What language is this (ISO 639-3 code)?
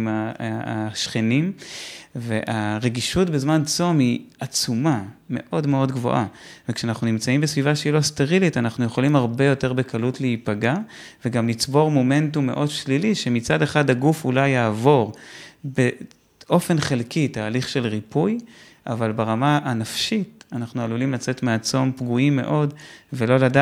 heb